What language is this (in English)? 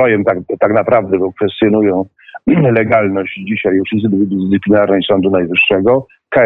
Polish